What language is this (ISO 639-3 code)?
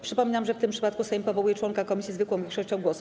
pol